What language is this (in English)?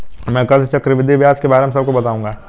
Hindi